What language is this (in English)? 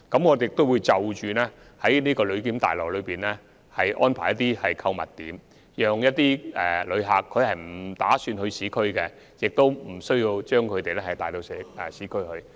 Cantonese